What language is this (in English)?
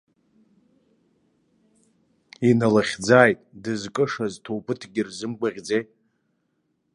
Abkhazian